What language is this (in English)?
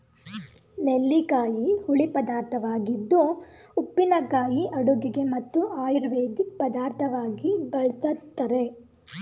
Kannada